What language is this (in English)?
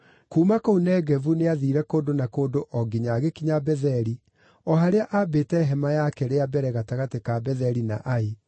Kikuyu